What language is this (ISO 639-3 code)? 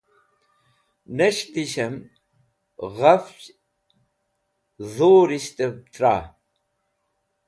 wbl